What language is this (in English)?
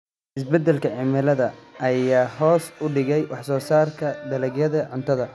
Somali